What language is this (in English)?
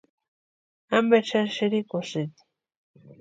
Western Highland Purepecha